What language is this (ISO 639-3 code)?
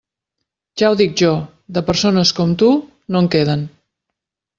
cat